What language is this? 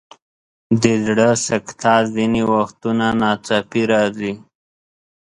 Pashto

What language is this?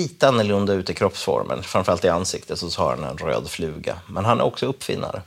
Swedish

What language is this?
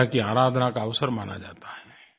Hindi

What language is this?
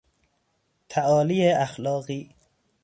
Persian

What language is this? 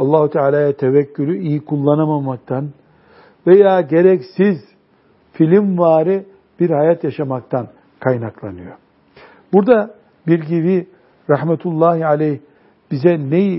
Turkish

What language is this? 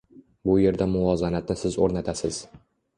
Uzbek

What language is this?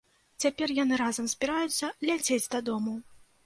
Belarusian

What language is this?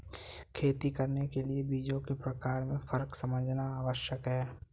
Hindi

